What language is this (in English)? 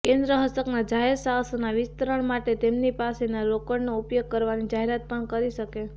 Gujarati